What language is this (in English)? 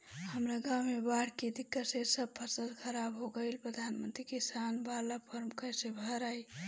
Bhojpuri